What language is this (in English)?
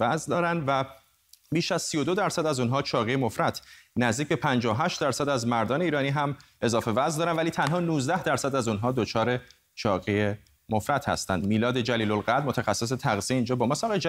Persian